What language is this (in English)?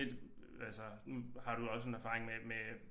Danish